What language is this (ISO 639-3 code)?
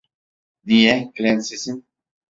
tur